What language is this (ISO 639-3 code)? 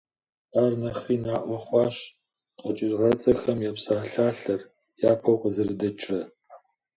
kbd